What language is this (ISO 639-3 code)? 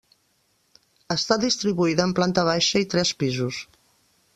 cat